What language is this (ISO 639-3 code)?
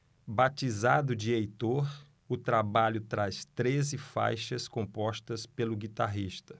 por